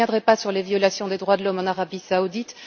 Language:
French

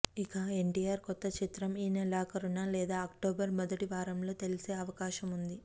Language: Telugu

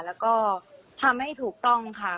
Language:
Thai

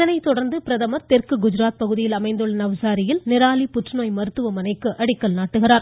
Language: Tamil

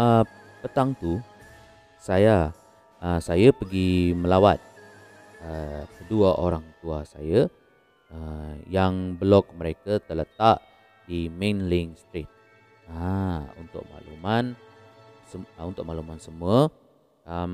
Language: Malay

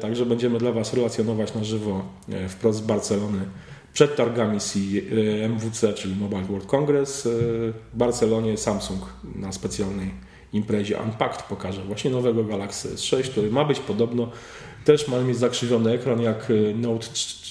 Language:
Polish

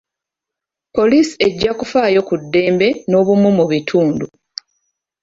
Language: Ganda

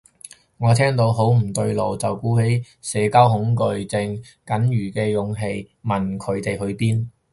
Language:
Cantonese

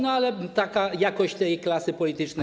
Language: Polish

